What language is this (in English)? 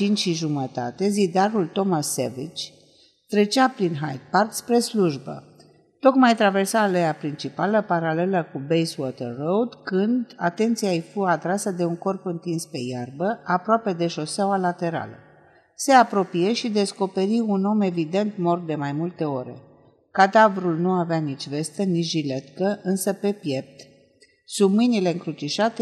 Romanian